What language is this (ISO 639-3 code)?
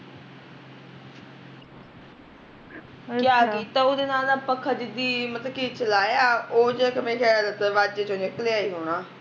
pan